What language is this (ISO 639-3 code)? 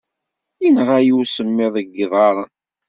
kab